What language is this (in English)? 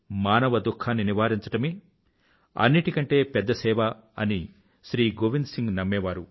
Telugu